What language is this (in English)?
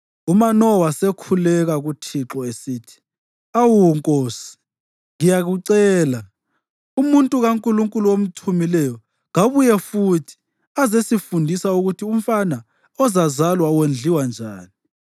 North Ndebele